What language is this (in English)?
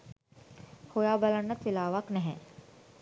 Sinhala